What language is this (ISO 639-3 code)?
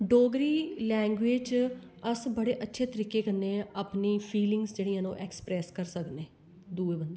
doi